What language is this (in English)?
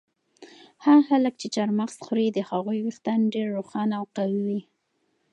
Pashto